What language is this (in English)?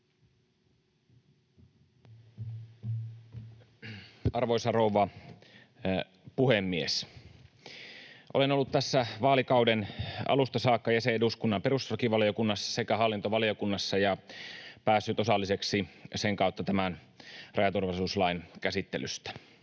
Finnish